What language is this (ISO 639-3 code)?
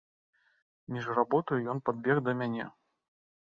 bel